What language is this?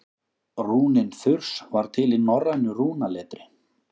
Icelandic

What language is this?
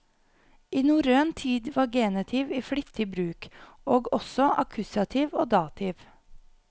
Norwegian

